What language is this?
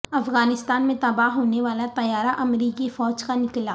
Urdu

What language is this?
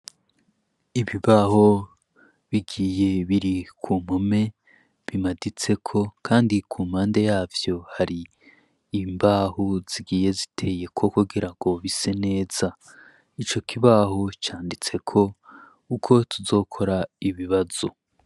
Rundi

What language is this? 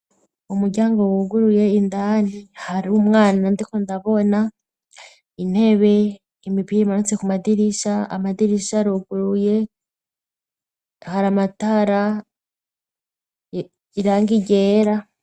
Rundi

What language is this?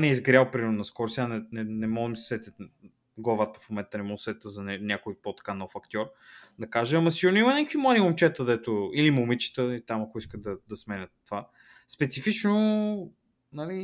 Bulgarian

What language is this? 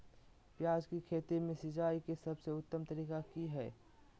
Magahi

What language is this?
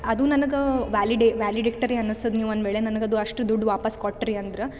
Kannada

